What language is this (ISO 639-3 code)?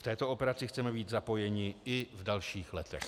ces